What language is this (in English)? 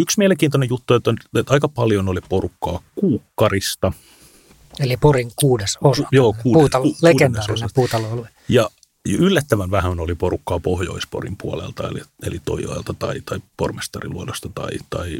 Finnish